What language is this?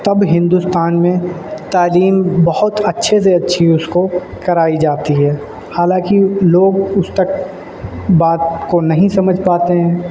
Urdu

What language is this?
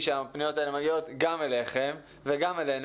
Hebrew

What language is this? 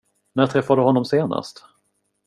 Swedish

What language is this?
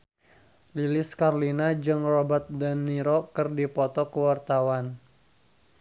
Sundanese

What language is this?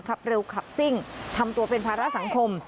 Thai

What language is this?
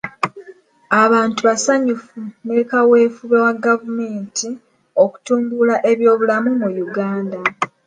Ganda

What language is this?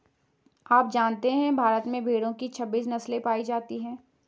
Hindi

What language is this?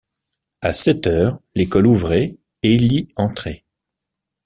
French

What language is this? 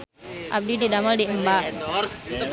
Sundanese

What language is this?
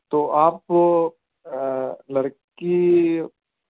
Urdu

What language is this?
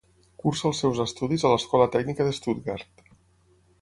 Catalan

